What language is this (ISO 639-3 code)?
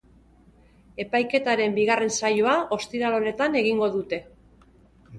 eus